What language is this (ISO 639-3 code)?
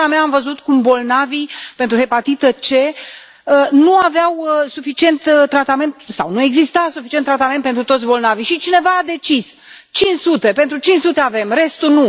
ron